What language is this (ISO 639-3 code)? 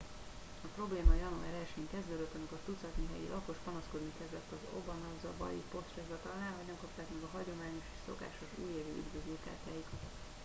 hun